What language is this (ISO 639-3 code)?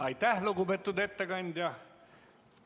est